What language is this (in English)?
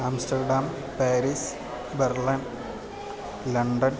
Sanskrit